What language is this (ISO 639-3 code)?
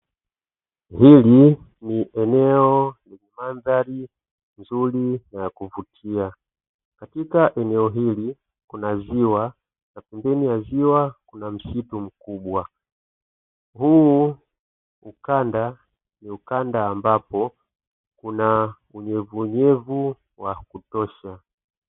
swa